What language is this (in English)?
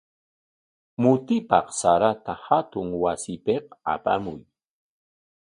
Corongo Ancash Quechua